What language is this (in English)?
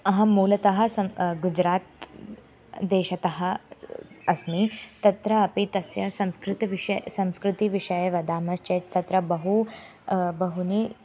Sanskrit